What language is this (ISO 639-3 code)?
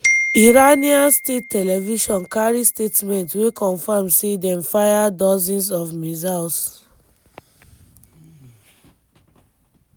pcm